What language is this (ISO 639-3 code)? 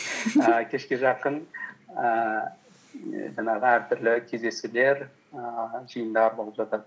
kaz